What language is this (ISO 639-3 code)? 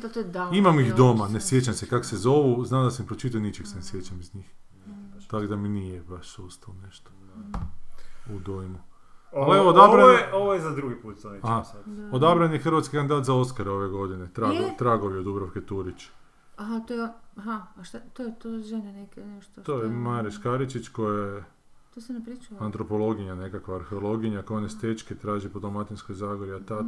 hrv